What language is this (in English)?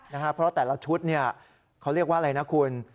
Thai